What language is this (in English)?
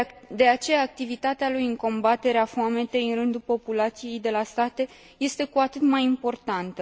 Romanian